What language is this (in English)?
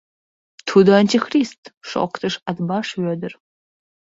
Mari